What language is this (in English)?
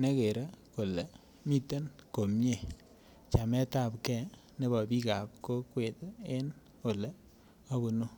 Kalenjin